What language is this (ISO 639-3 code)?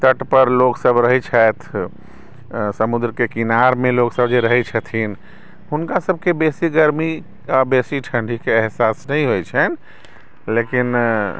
mai